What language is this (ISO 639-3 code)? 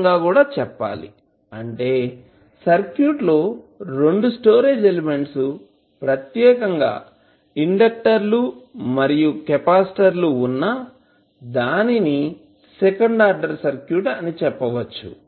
tel